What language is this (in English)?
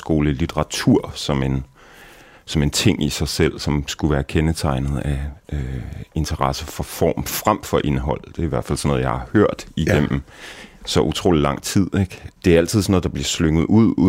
Danish